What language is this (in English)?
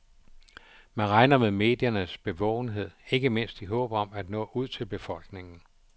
Danish